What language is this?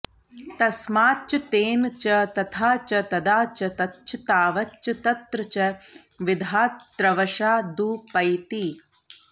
Sanskrit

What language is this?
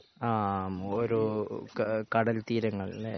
Malayalam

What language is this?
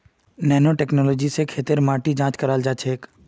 Magahi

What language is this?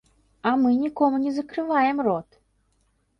Belarusian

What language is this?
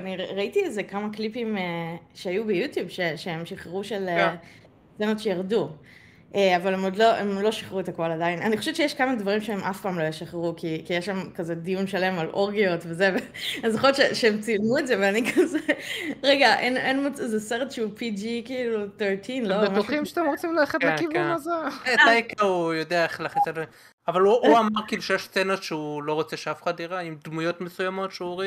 Hebrew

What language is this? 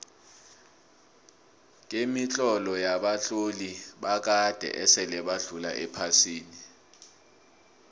South Ndebele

